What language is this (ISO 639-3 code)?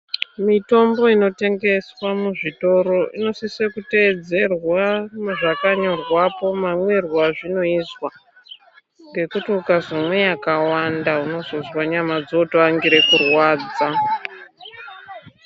ndc